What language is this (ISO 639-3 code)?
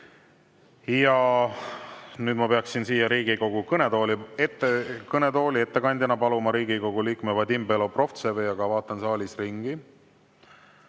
est